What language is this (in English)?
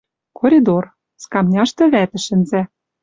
Western Mari